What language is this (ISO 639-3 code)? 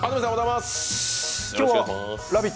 jpn